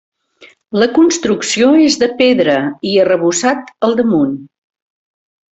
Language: Catalan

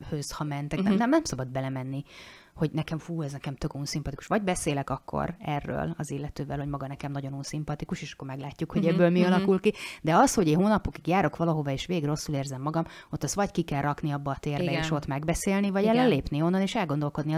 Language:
Hungarian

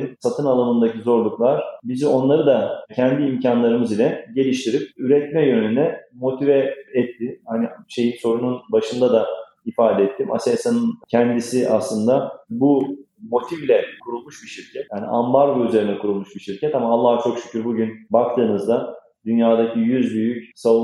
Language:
Turkish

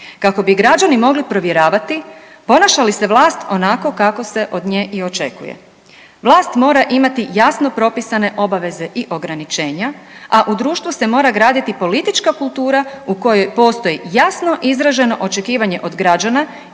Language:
Croatian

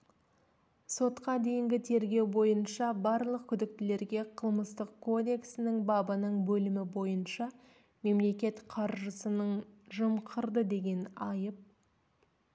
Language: Kazakh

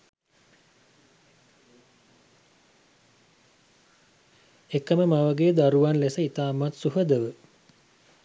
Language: Sinhala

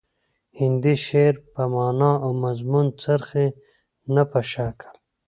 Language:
Pashto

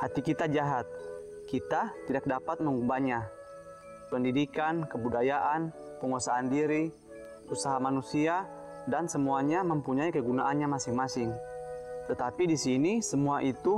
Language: Indonesian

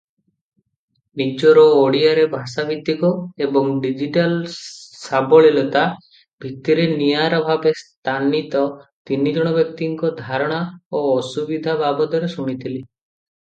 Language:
Odia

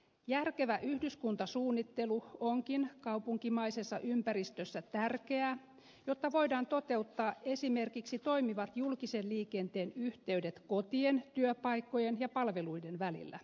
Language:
Finnish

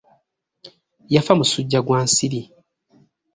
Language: Ganda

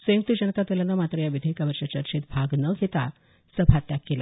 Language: Marathi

